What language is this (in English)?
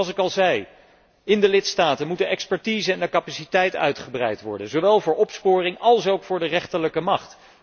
Dutch